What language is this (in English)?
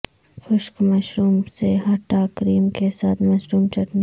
Urdu